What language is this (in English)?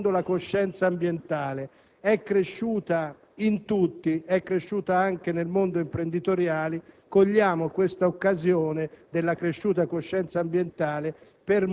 Italian